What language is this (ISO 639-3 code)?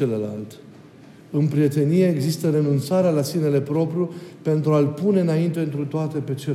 ron